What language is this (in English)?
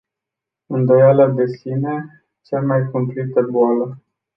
Romanian